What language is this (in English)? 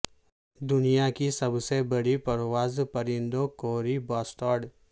Urdu